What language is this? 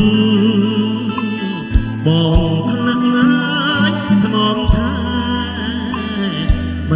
Spanish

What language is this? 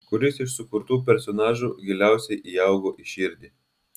Lithuanian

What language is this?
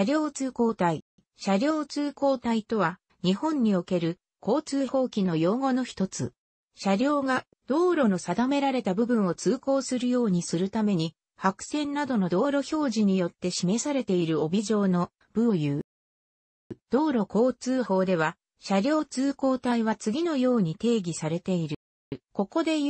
Japanese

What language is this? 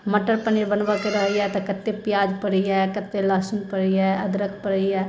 Maithili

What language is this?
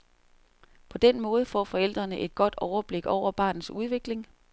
Danish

